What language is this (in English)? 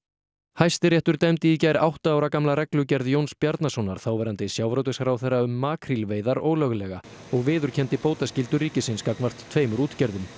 Icelandic